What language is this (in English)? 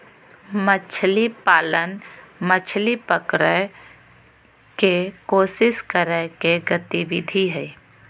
Magahi